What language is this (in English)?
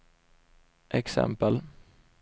Swedish